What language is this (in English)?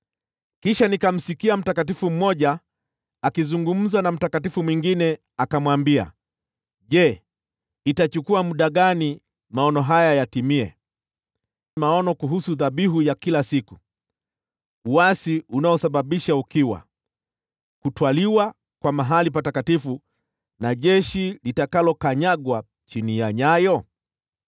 Swahili